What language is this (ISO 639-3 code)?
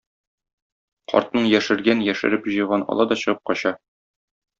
tat